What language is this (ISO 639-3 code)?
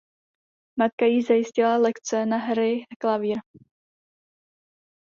ces